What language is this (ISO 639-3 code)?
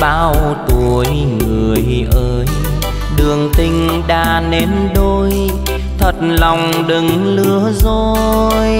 vie